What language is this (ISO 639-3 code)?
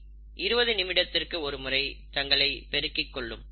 tam